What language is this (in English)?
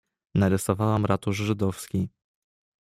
Polish